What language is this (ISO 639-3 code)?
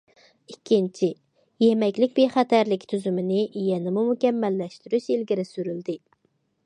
uig